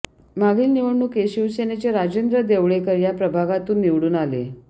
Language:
Marathi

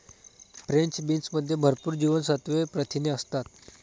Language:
Marathi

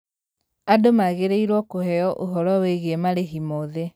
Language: Kikuyu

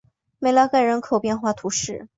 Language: Chinese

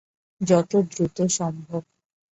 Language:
Bangla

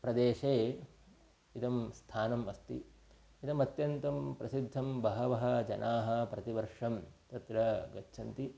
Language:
Sanskrit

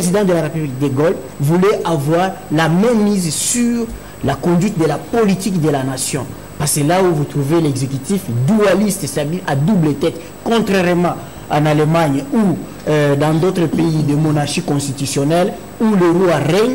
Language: French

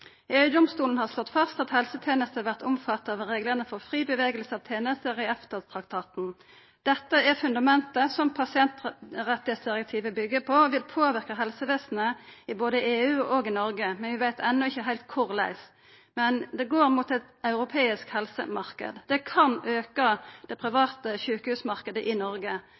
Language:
Norwegian Nynorsk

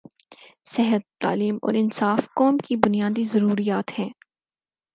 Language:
Urdu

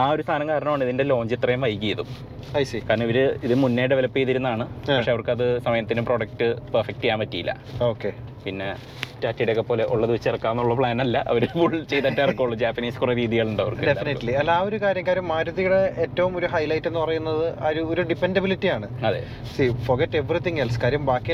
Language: Malayalam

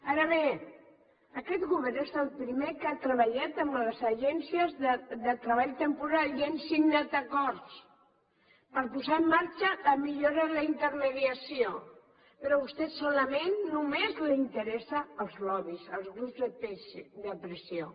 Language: Catalan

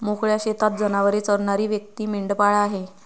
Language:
Marathi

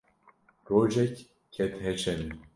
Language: Kurdish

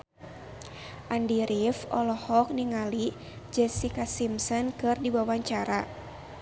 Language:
Sundanese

